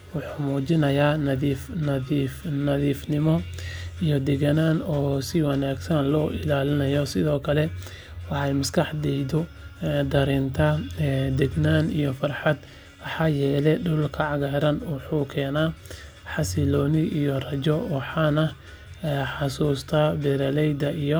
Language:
Somali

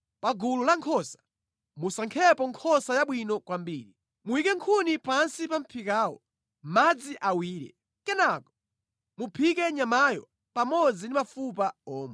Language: Nyanja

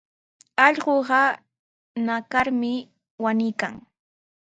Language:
Sihuas Ancash Quechua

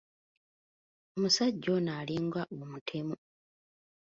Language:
Ganda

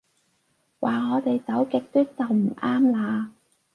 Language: Cantonese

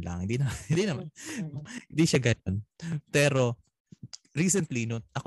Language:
Filipino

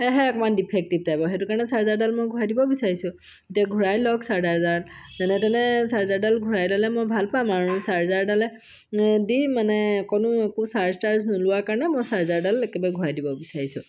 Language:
Assamese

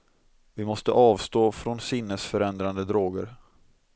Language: Swedish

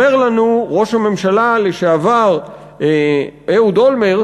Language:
Hebrew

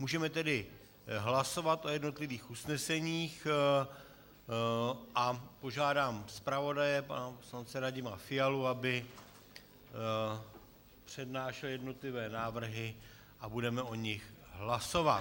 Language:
Czech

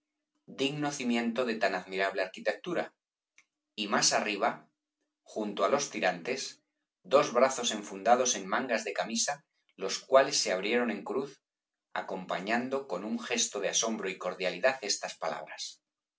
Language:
Spanish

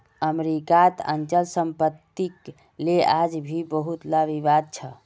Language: Magahi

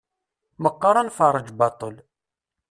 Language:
Kabyle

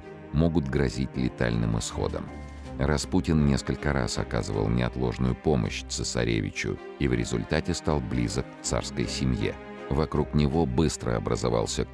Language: Russian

